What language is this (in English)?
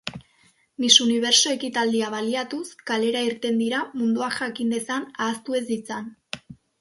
Basque